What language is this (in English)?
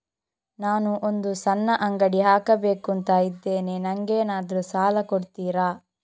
Kannada